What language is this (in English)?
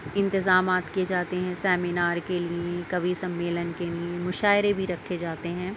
Urdu